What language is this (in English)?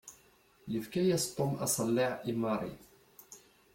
Kabyle